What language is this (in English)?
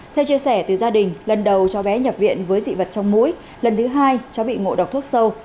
Vietnamese